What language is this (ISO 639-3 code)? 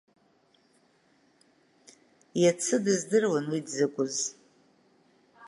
abk